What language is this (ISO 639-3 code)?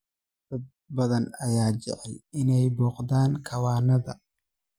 som